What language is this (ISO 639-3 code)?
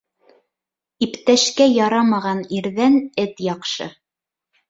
bak